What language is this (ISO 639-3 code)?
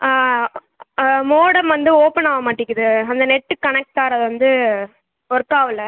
tam